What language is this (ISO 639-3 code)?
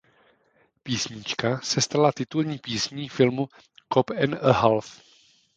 ces